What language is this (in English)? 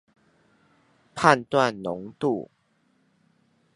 Chinese